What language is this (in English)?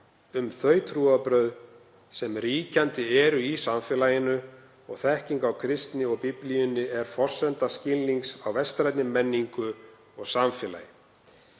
Icelandic